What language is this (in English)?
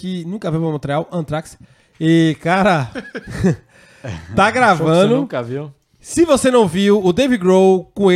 Portuguese